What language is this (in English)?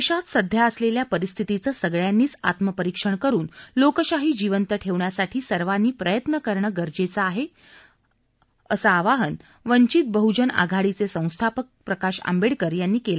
Marathi